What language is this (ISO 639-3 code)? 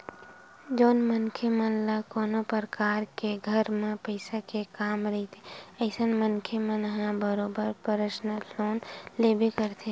hne